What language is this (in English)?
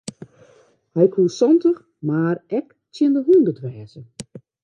Western Frisian